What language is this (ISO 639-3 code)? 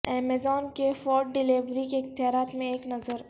urd